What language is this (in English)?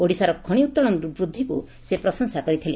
Odia